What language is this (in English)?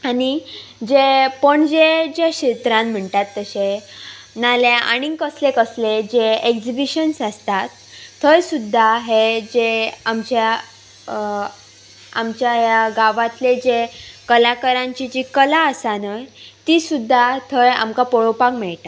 Konkani